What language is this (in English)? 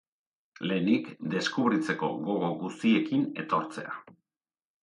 Basque